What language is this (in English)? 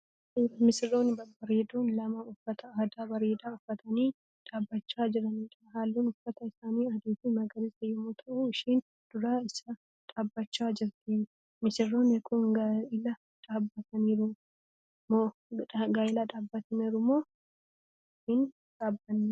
Oromo